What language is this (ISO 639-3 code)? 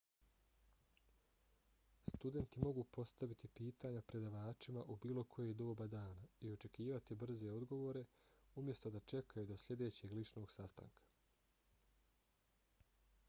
bos